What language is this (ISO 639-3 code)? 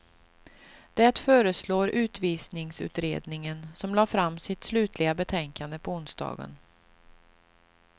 swe